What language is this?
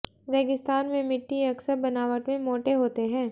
Hindi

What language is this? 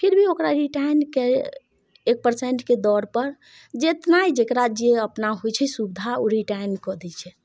Maithili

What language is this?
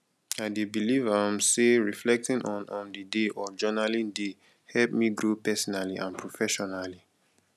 Nigerian Pidgin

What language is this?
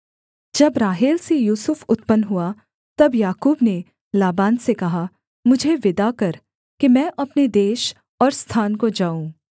Hindi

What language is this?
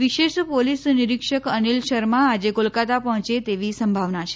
Gujarati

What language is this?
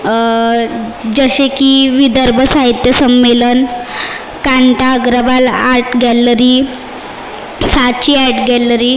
Marathi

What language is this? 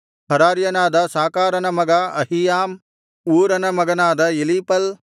Kannada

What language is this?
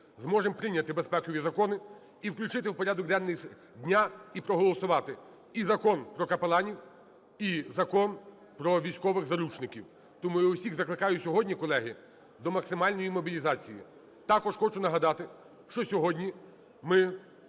Ukrainian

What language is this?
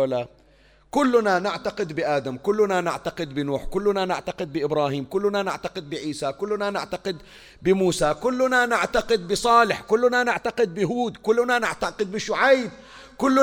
Arabic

